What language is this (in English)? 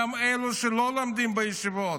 Hebrew